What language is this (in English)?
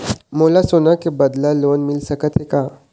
Chhattisgarhi